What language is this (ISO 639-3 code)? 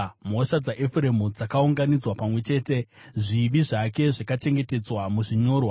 sna